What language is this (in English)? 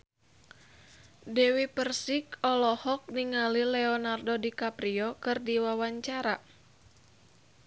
Sundanese